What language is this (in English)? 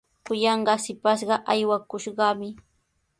Sihuas Ancash Quechua